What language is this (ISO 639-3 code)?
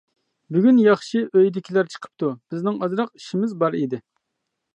uig